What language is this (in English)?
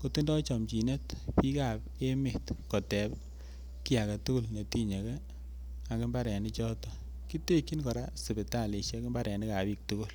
Kalenjin